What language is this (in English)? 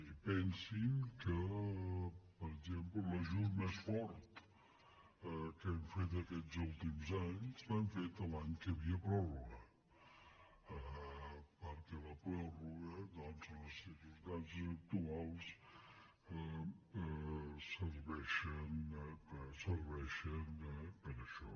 Catalan